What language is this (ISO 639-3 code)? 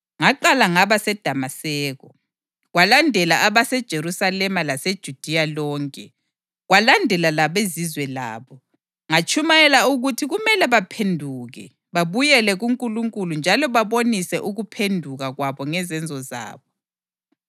nde